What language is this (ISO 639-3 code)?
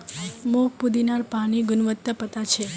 mag